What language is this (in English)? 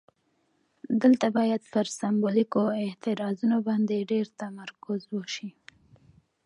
Pashto